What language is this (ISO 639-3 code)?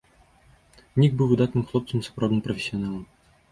bel